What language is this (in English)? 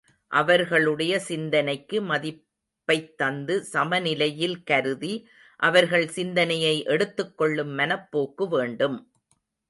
Tamil